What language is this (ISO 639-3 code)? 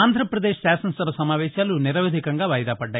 tel